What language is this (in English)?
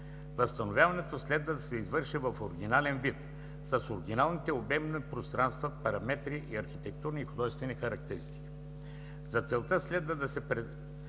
Bulgarian